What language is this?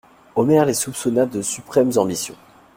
French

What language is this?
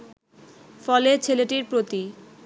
Bangla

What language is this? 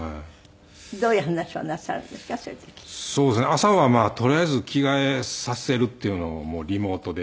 Japanese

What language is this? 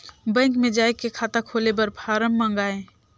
Chhattisgarhi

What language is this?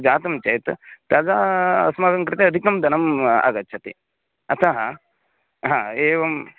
Sanskrit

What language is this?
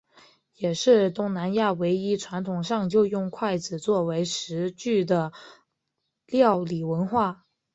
Chinese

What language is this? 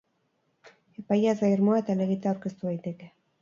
Basque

